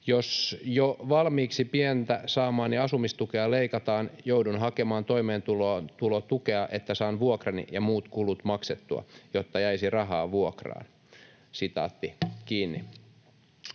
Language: Finnish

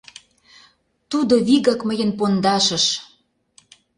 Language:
Mari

